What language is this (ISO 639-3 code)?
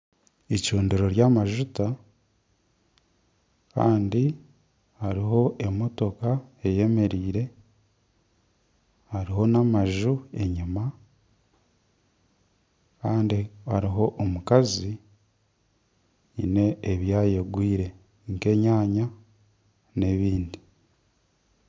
nyn